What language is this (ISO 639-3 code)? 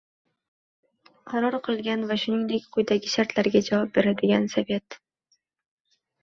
uzb